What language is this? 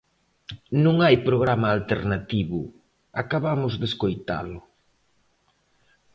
Galician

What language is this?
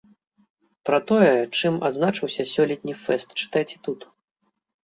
Belarusian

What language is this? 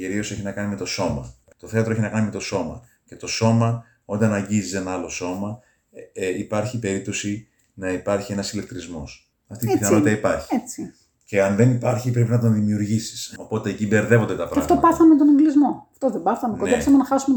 Greek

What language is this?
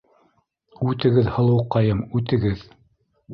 Bashkir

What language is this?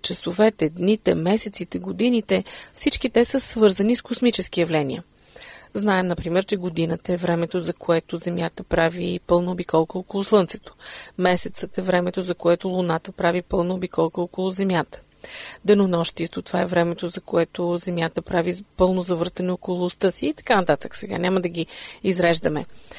Bulgarian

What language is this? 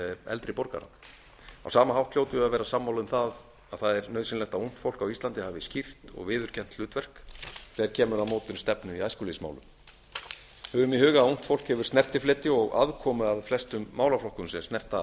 Icelandic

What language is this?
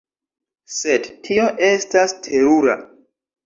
Esperanto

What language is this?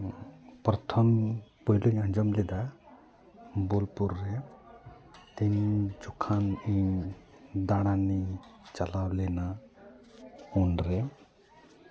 Santali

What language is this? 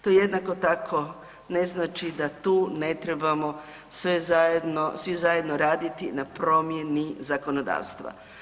Croatian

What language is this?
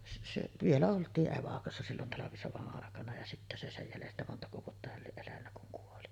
Finnish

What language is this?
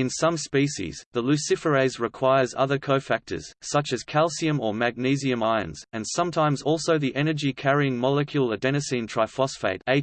English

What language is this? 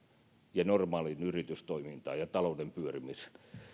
Finnish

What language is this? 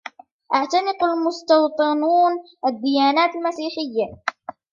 Arabic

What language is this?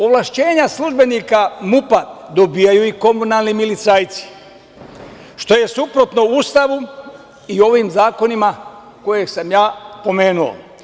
Serbian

